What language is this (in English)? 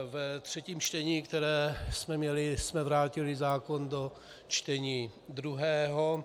Czech